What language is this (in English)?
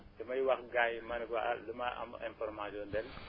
Wolof